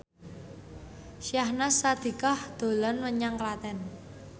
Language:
Javanese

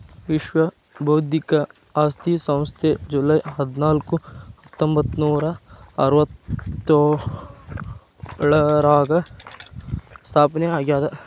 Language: Kannada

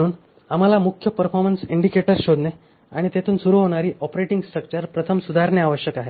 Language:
Marathi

